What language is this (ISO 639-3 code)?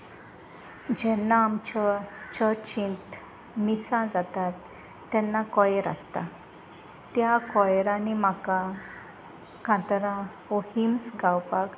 kok